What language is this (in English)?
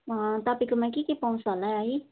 Nepali